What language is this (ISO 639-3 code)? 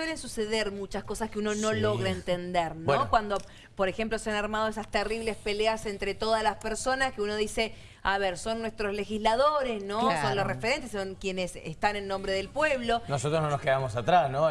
spa